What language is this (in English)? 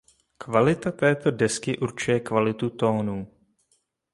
Czech